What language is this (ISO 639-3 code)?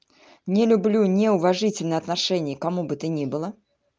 rus